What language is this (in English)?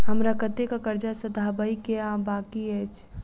Maithili